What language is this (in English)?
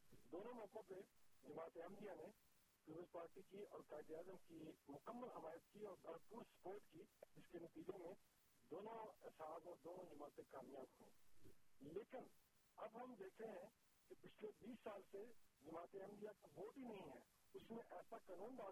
Urdu